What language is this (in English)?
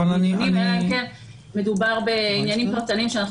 Hebrew